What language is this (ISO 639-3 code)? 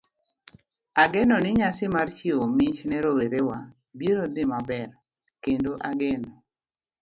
luo